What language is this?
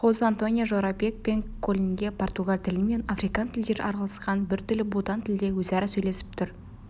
Kazakh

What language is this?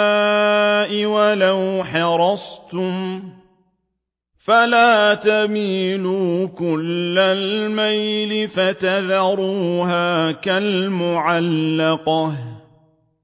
Arabic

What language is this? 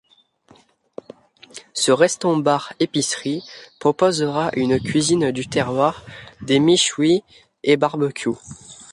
French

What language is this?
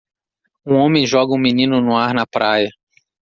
Portuguese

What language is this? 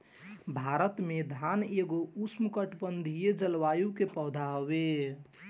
Bhojpuri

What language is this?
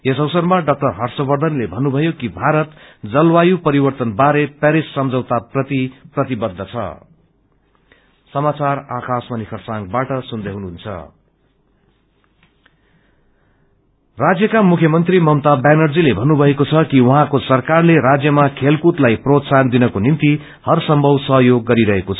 Nepali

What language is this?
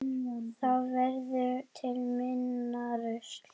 Icelandic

